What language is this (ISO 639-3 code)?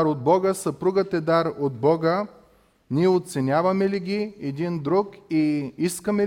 bul